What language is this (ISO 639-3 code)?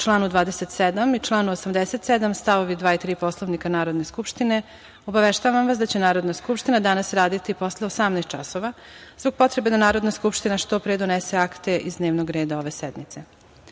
srp